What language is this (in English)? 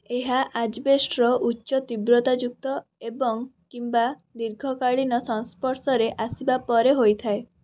Odia